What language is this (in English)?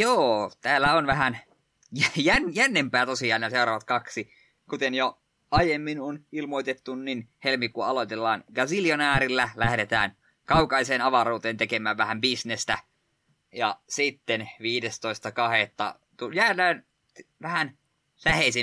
Finnish